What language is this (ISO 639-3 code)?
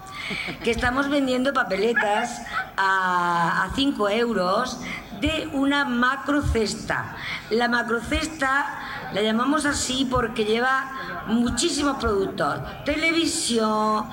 spa